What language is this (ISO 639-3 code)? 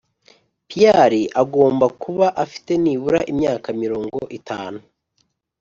kin